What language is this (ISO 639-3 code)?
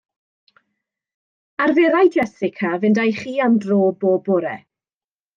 cym